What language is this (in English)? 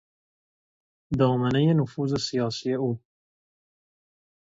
Persian